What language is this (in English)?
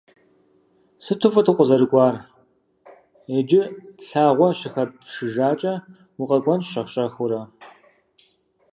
Kabardian